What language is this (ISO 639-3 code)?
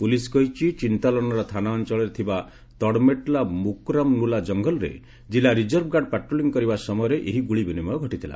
ori